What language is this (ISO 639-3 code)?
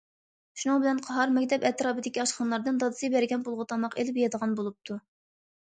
uig